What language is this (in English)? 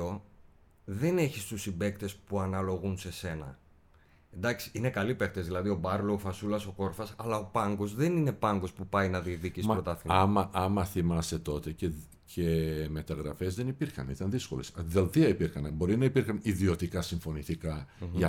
Greek